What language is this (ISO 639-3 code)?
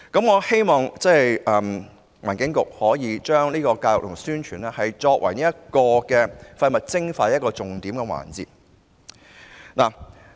yue